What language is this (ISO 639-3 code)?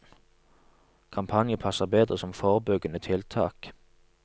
nor